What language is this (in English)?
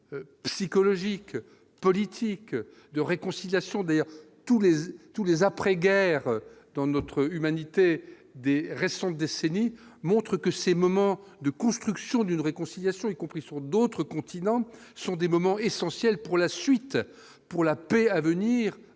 French